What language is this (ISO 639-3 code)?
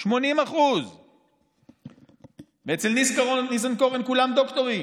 heb